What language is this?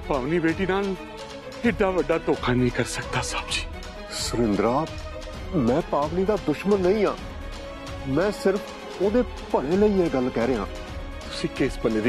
Hindi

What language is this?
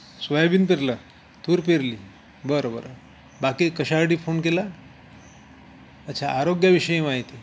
Marathi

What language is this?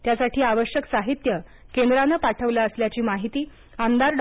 Marathi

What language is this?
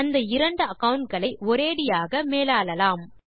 Tamil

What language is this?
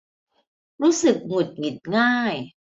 Thai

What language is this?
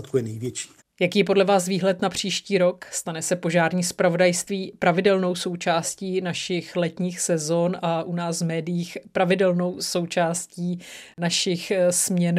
Czech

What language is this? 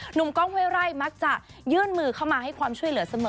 Thai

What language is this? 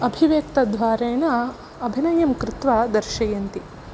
Sanskrit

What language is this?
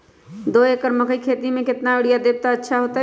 Magahi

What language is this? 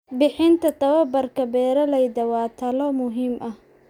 Somali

